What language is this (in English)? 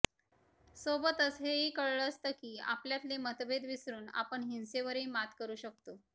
Marathi